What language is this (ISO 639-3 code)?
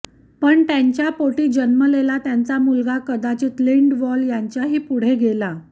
mar